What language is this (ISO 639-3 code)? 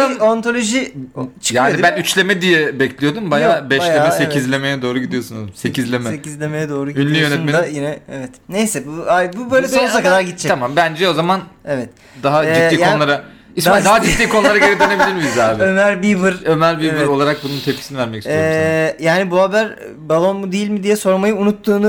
tur